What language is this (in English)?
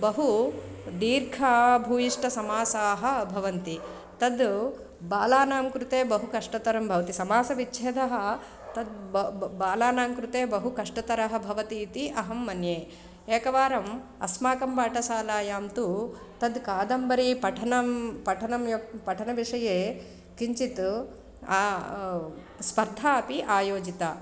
Sanskrit